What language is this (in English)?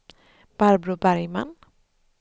Swedish